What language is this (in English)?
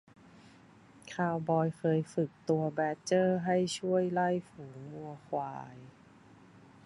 Thai